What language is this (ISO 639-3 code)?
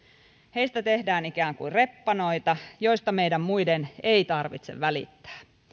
fin